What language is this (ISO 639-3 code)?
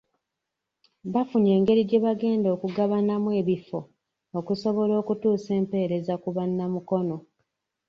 lug